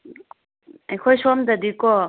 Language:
Manipuri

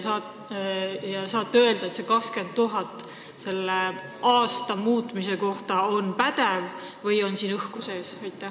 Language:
Estonian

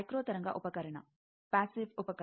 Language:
Kannada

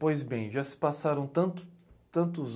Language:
Portuguese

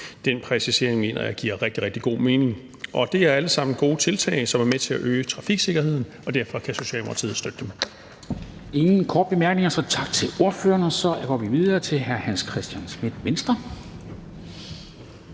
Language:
Danish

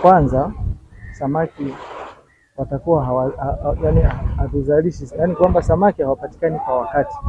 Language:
Swahili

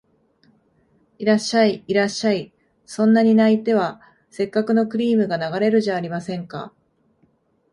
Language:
Japanese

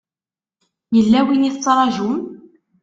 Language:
Kabyle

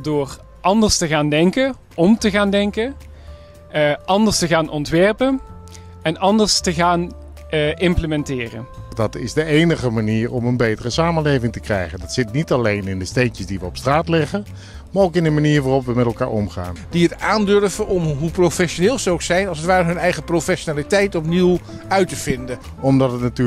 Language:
Dutch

